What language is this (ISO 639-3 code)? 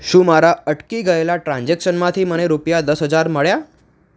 guj